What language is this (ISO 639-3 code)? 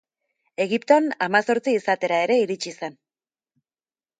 eus